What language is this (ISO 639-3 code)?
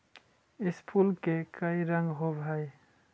mag